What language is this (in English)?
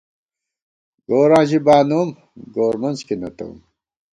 Gawar-Bati